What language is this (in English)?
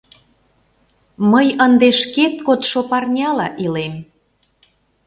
Mari